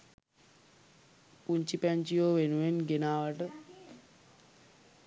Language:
Sinhala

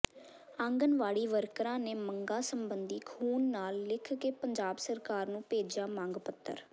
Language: Punjabi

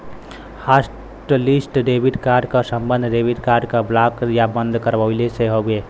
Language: Bhojpuri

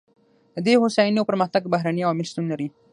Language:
Pashto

